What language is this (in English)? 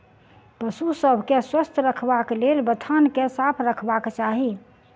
Maithili